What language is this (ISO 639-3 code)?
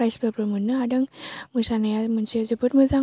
brx